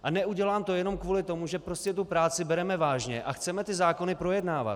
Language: Czech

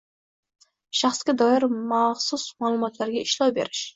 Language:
Uzbek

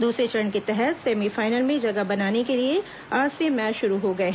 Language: Hindi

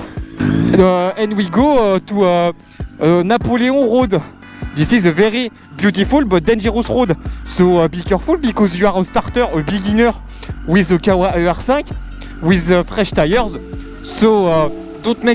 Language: French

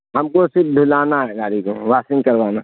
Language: Urdu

